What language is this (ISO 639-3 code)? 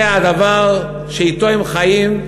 heb